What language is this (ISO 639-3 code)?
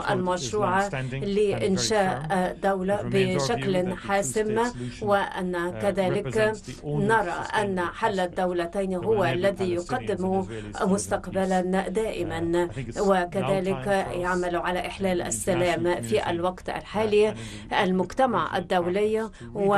ara